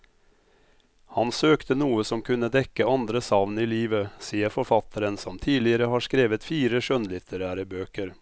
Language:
Norwegian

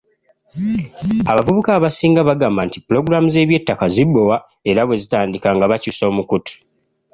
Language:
Ganda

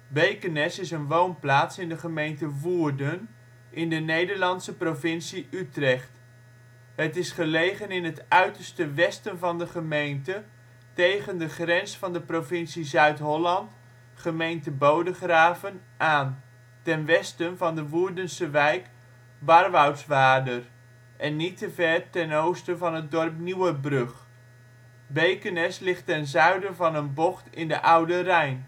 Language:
Dutch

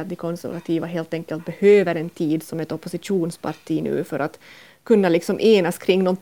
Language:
Swedish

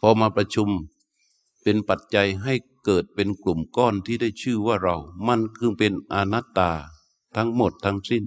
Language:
Thai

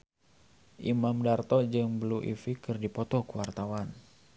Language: Sundanese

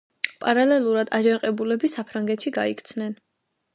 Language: Georgian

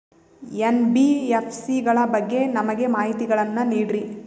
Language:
Kannada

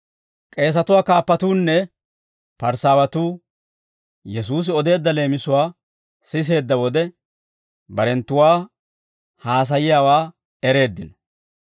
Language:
Dawro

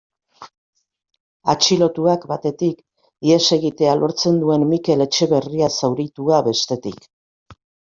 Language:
Basque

